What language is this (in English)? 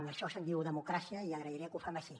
Catalan